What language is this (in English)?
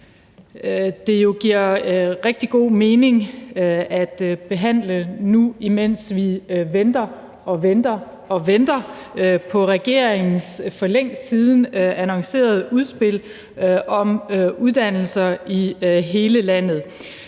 Danish